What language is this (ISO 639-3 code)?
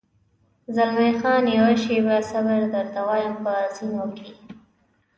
pus